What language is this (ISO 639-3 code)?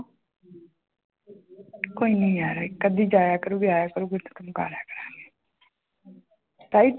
pan